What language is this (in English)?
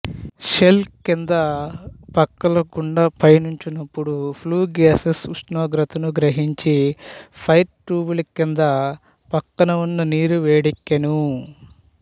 Telugu